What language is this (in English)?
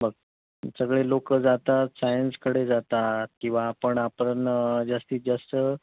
Marathi